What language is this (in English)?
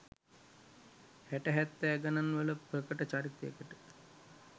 Sinhala